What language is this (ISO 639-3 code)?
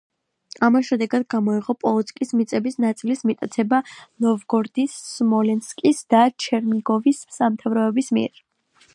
kat